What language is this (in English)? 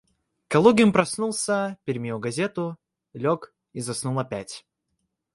Russian